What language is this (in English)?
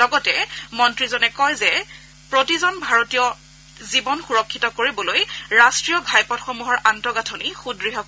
Assamese